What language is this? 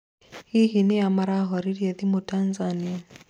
Kikuyu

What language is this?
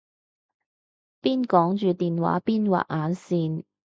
Cantonese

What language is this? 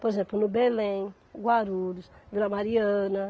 Portuguese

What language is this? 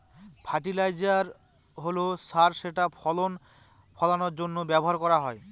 Bangla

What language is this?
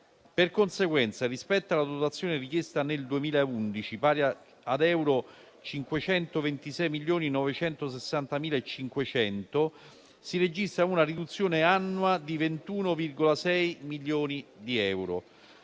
Italian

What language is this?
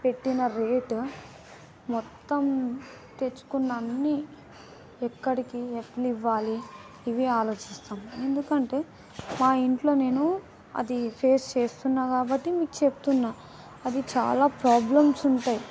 Telugu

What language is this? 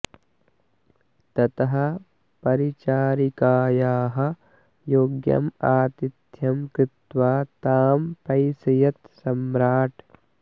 Sanskrit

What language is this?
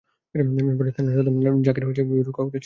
Bangla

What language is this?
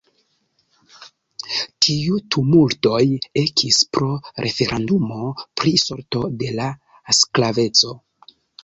Esperanto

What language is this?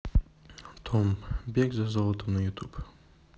Russian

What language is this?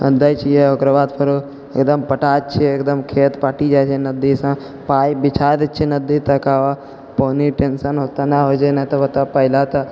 Maithili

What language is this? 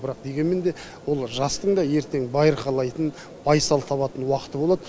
Kazakh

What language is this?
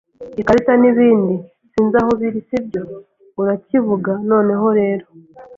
Kinyarwanda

